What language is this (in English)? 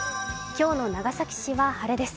Japanese